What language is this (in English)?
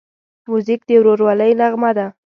Pashto